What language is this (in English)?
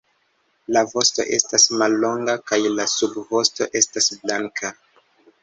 Esperanto